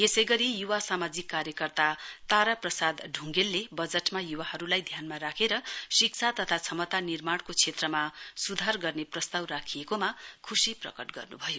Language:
Nepali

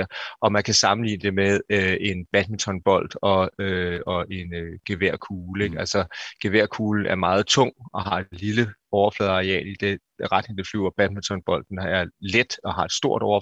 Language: Danish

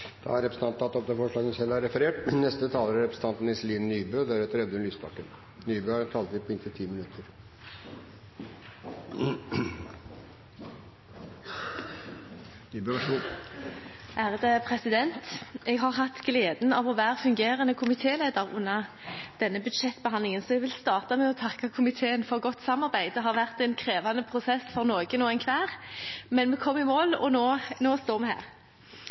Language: Norwegian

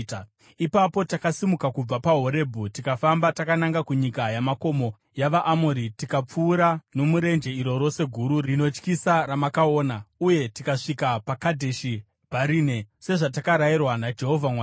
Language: Shona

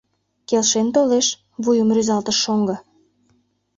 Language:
Mari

